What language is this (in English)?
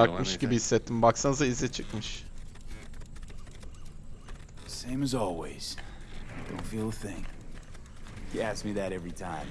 Turkish